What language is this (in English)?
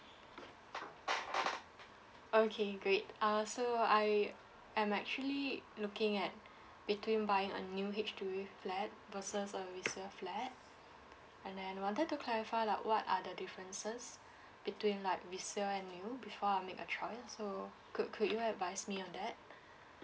English